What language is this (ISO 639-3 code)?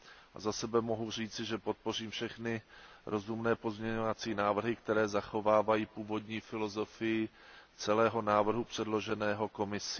ces